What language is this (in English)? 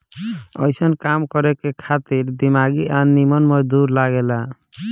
Bhojpuri